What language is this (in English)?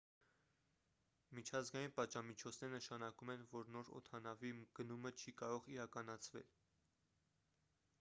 Armenian